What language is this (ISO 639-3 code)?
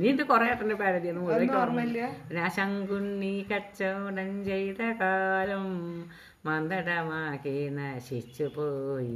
mal